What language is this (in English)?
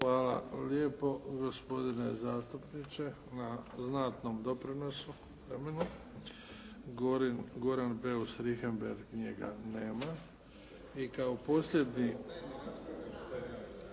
Croatian